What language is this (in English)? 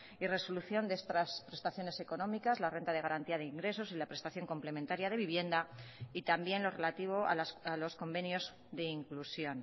Spanish